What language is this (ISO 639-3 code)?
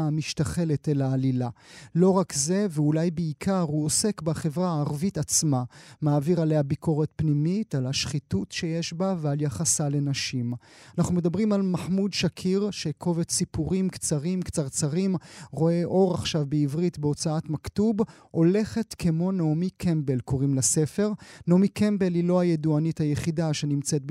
heb